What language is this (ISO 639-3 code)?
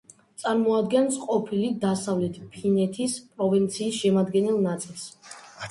kat